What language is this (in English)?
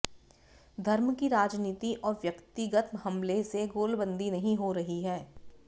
Hindi